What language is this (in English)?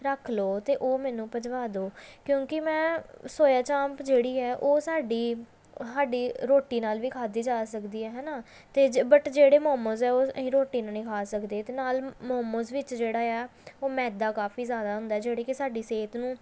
Punjabi